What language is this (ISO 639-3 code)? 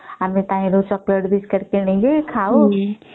ori